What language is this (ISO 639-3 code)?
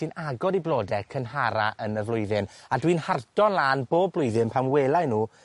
cym